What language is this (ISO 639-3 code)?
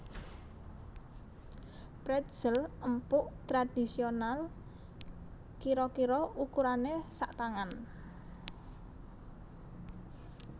jav